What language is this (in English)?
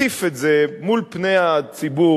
Hebrew